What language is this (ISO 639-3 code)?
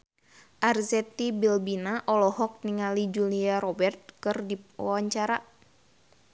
sun